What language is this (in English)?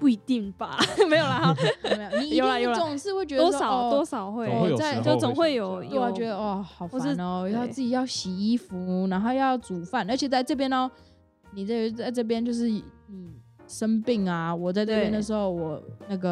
Chinese